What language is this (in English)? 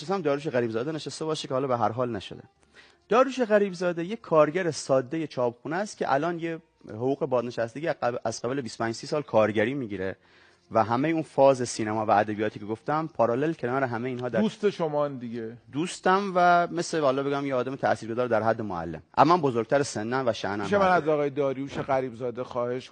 Persian